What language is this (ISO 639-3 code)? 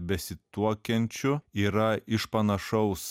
lit